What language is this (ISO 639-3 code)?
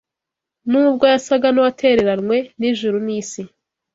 kin